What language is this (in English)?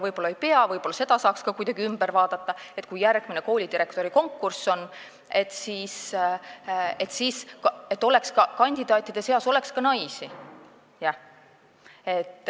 Estonian